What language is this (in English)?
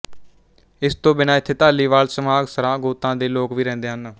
Punjabi